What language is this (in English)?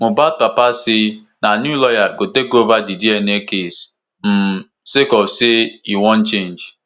Nigerian Pidgin